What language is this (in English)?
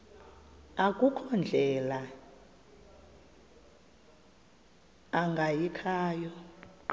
Xhosa